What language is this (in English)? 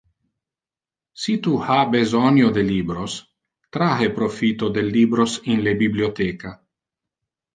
Interlingua